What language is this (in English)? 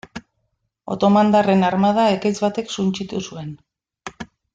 Basque